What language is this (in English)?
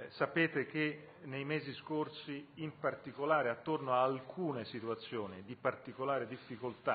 Italian